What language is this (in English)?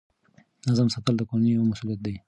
Pashto